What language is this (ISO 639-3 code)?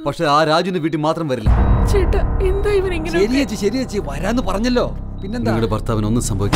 mal